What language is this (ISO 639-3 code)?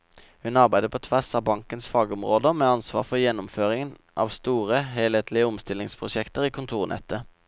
nor